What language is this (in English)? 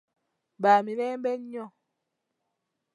Ganda